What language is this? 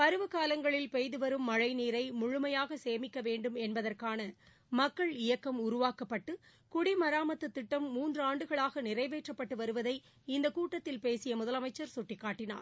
Tamil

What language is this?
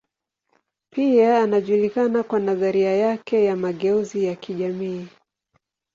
Swahili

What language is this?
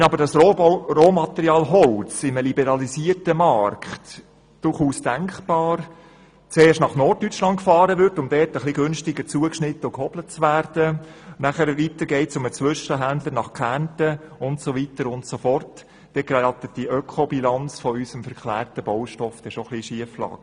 Swiss German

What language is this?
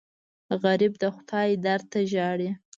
Pashto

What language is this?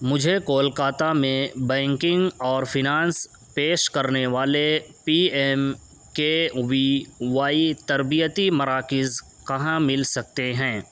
Urdu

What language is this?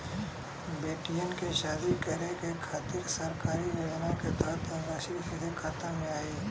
Bhojpuri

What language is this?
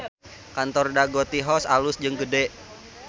Sundanese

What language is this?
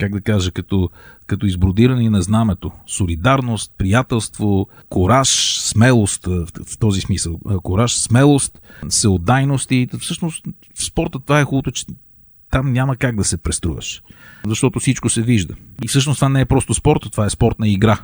Bulgarian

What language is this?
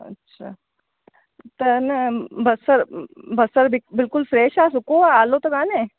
Sindhi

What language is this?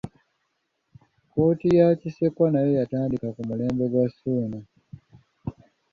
Ganda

